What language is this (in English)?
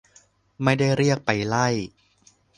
Thai